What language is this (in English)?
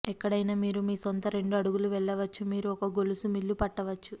Telugu